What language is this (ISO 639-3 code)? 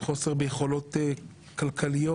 heb